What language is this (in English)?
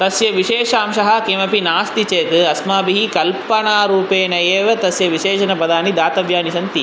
Sanskrit